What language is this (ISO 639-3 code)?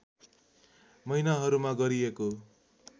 nep